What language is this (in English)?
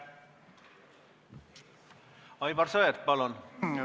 Estonian